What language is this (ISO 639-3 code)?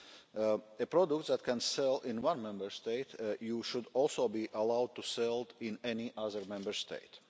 eng